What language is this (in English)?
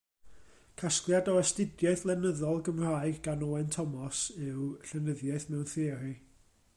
Welsh